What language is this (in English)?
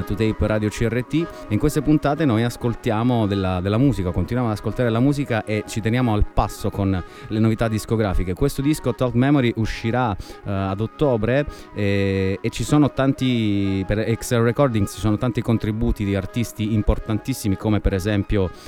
Italian